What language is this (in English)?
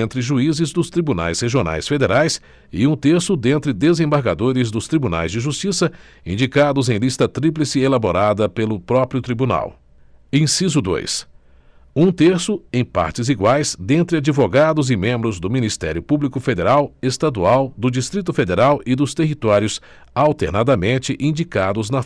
Portuguese